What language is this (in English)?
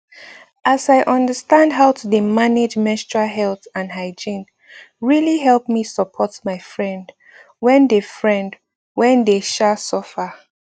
Nigerian Pidgin